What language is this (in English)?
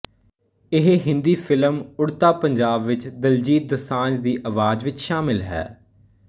Punjabi